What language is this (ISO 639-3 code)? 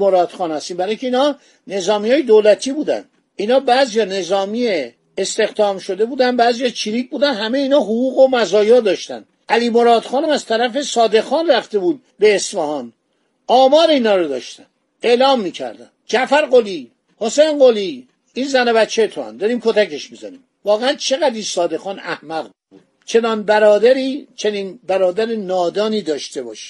fas